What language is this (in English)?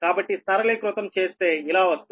Telugu